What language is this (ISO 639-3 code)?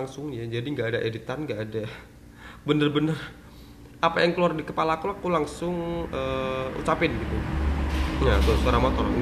ind